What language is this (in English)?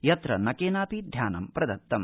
Sanskrit